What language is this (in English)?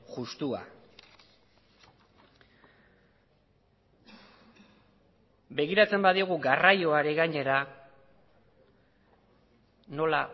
Basque